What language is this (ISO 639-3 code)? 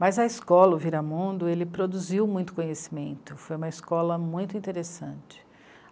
por